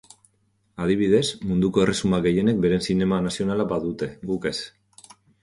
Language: Basque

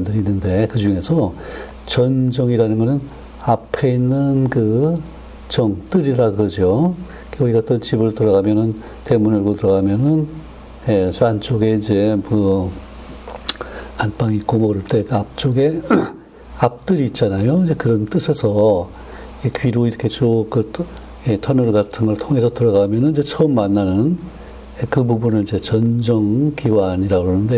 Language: Korean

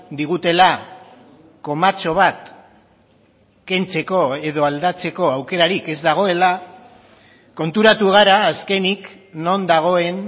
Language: Basque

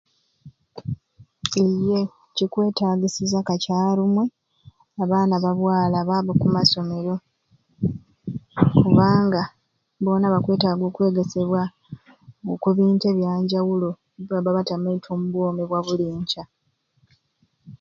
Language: Ruuli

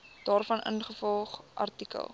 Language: Afrikaans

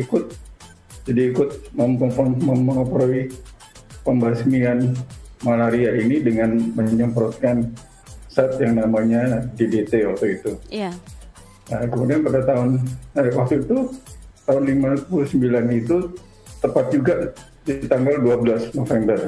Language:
Indonesian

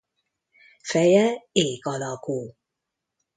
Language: Hungarian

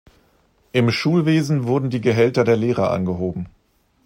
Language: German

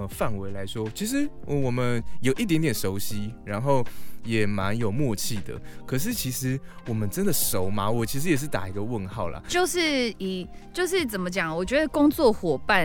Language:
Chinese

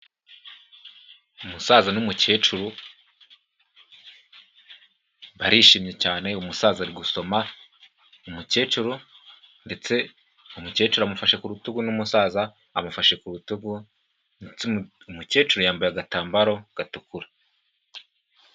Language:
Kinyarwanda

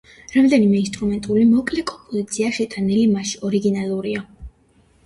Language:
Georgian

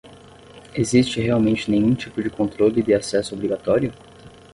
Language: Portuguese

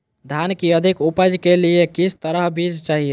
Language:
Magahi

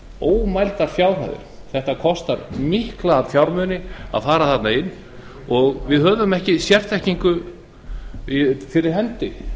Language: Icelandic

